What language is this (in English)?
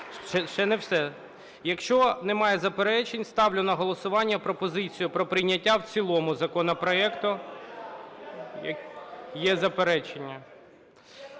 Ukrainian